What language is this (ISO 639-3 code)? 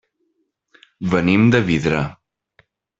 cat